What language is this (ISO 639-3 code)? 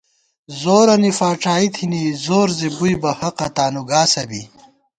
gwt